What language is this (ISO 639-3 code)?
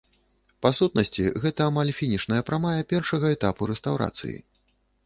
bel